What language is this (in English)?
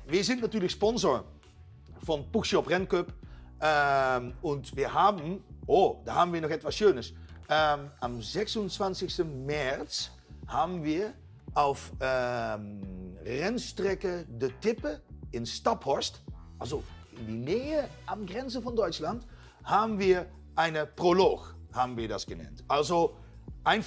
Dutch